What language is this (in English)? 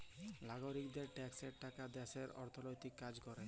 Bangla